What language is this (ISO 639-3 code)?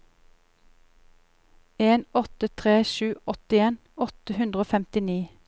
nor